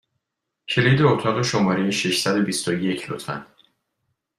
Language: Persian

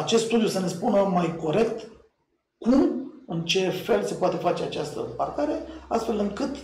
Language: Romanian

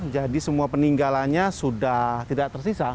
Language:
Indonesian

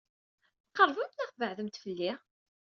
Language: Kabyle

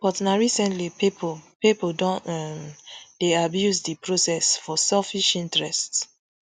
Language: Nigerian Pidgin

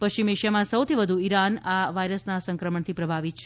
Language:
Gujarati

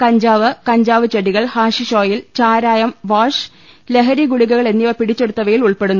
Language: Malayalam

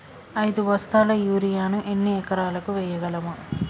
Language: Telugu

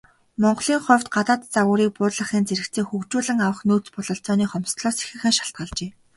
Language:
Mongolian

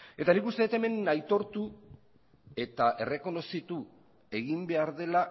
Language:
Basque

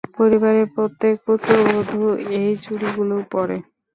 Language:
Bangla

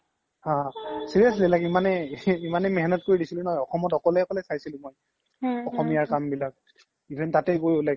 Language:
Assamese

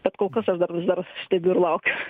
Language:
Lithuanian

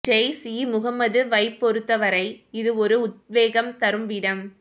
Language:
Tamil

